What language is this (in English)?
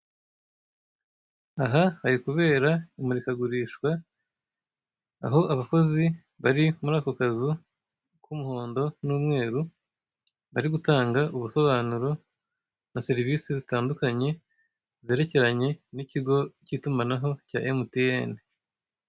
Kinyarwanda